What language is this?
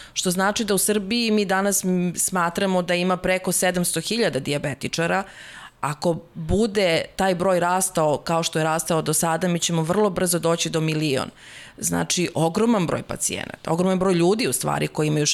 Slovak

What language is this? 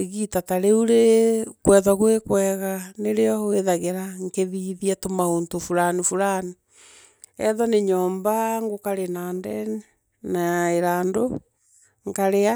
Meru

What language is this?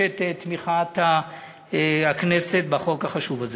Hebrew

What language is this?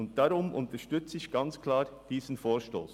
Swiss German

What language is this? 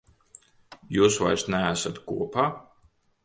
Latvian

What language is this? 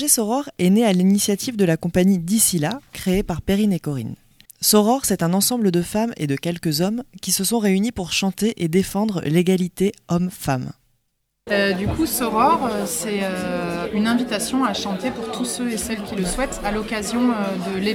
French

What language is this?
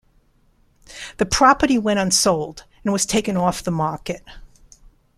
English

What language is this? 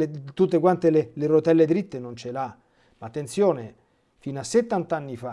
Italian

